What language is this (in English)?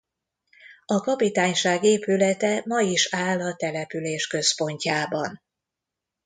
Hungarian